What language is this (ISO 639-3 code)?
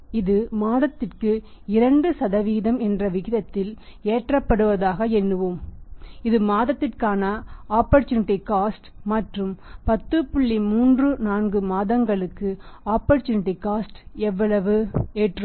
tam